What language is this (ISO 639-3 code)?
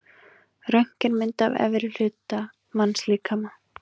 isl